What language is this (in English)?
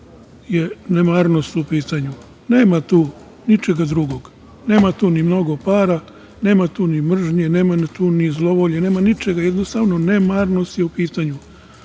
Serbian